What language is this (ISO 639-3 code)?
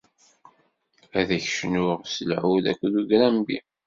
kab